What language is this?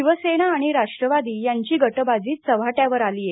Marathi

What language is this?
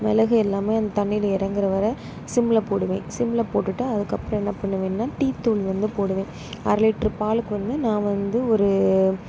Tamil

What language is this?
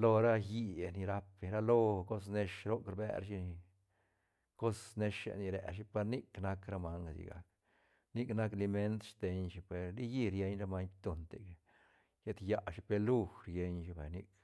Santa Catarina Albarradas Zapotec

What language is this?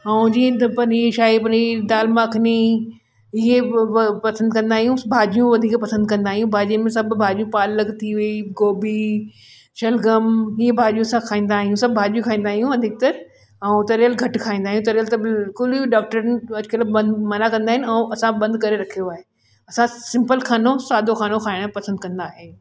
Sindhi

